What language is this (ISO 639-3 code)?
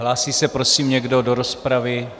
ces